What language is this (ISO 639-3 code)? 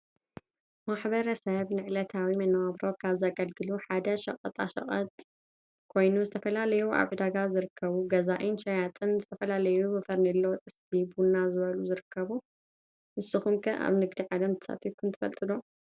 tir